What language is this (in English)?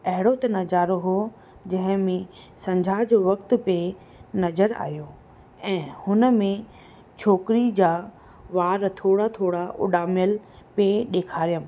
Sindhi